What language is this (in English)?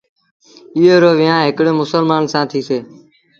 Sindhi Bhil